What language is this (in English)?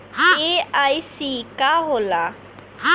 Bhojpuri